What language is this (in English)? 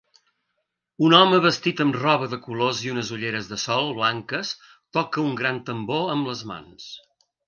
Catalan